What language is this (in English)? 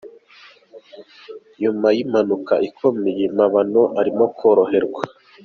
Kinyarwanda